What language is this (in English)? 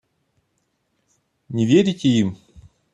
Russian